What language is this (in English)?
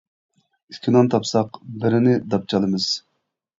Uyghur